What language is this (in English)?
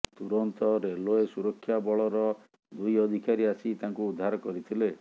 Odia